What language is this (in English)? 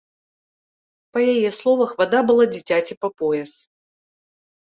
Belarusian